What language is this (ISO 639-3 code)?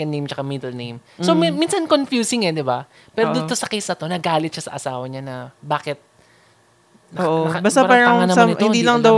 fil